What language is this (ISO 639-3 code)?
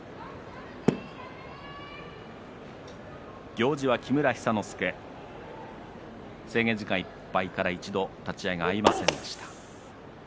jpn